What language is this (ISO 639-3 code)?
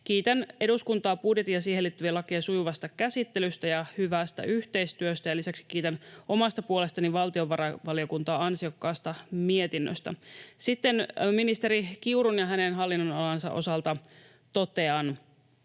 fin